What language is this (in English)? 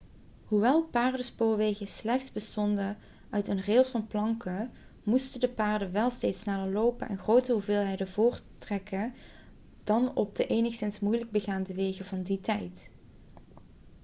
Dutch